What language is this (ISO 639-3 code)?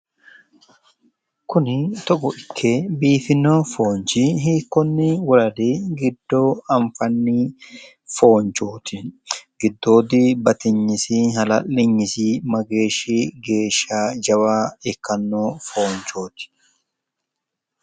sid